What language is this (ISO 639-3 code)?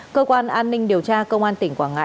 vie